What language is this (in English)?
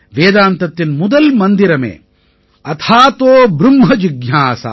Tamil